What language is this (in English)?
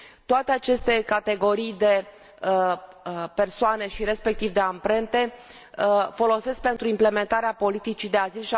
Romanian